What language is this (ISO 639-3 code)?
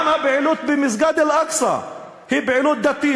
heb